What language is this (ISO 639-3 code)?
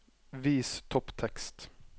nor